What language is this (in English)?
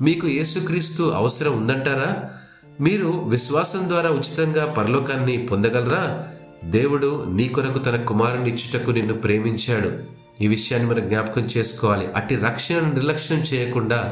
Telugu